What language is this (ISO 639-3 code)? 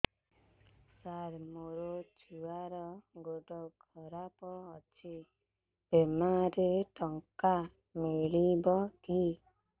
ori